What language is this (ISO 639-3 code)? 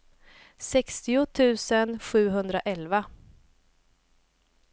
swe